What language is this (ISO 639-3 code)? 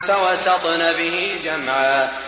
ara